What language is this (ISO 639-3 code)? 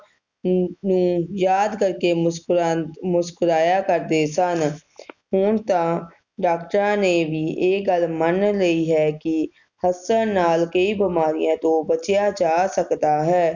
pan